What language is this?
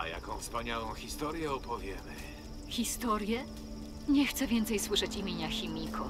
Polish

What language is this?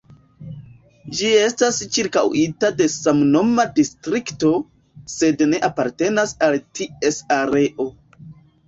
Esperanto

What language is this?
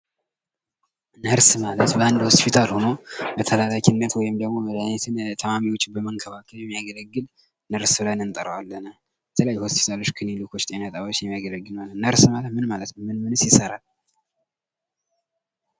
Amharic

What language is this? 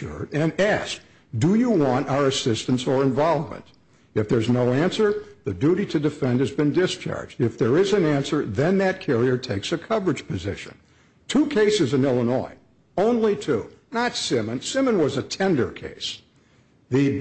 English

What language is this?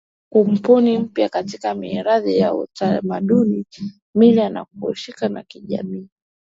Swahili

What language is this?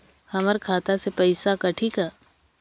Chhattisgarhi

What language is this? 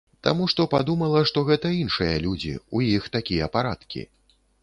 Belarusian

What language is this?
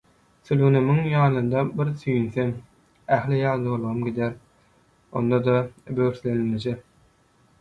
Turkmen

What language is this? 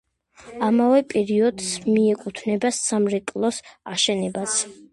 Georgian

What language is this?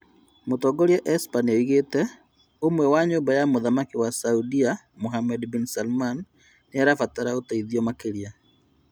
Kikuyu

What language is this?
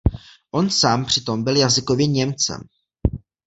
Czech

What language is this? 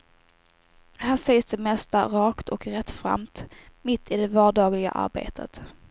Swedish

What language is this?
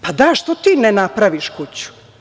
Serbian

